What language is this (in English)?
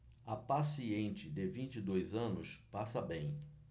Portuguese